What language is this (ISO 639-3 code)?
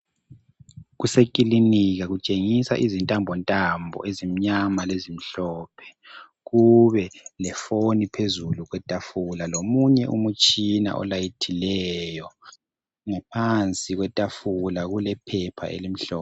nde